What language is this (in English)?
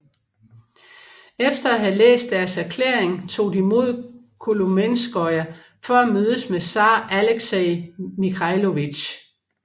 Danish